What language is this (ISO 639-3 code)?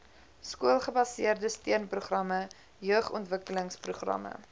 afr